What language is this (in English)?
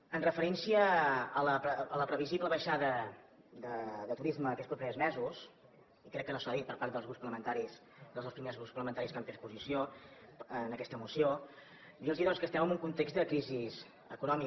Catalan